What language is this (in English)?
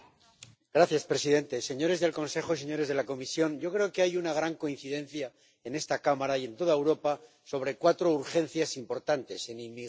Spanish